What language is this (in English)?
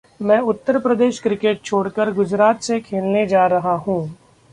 Hindi